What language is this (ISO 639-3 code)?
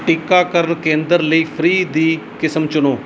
pan